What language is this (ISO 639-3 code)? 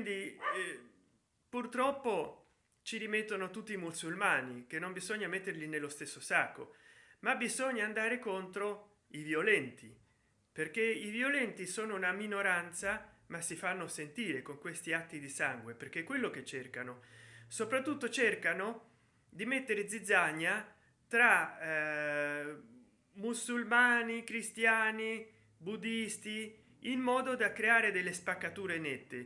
ita